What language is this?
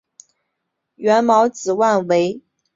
Chinese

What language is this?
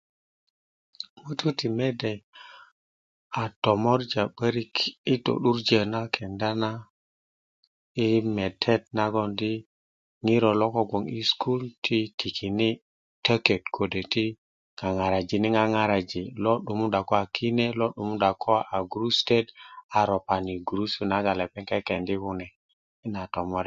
Kuku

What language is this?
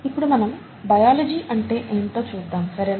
Telugu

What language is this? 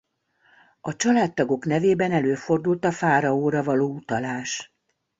Hungarian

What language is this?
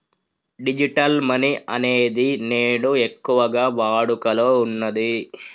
Telugu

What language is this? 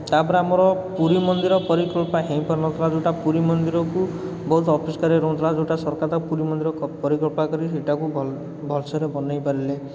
Odia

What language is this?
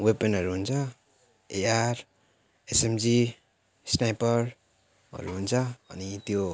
Nepali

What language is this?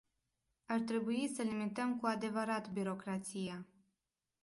Romanian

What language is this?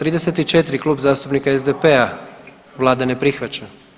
Croatian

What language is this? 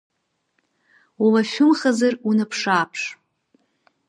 Abkhazian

